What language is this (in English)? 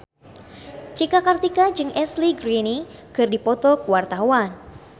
Sundanese